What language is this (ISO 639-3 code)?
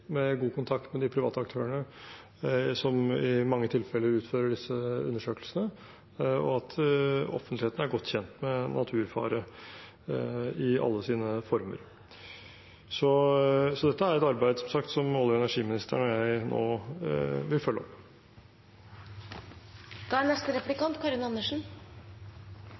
nob